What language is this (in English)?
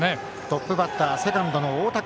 Japanese